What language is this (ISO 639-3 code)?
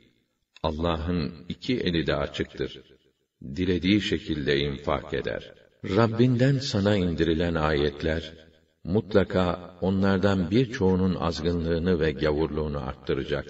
tur